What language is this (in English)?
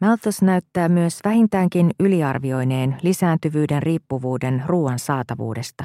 Finnish